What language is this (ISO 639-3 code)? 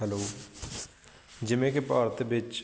pan